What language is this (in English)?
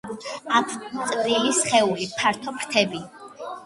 Georgian